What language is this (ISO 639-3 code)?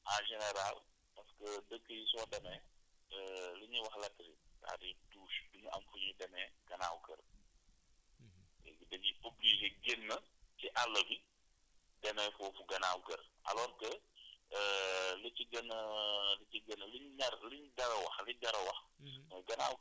wol